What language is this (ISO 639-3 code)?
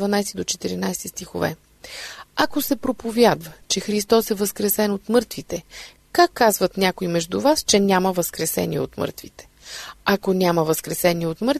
bul